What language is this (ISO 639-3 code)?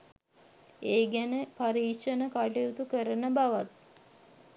sin